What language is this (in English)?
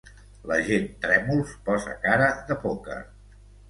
Catalan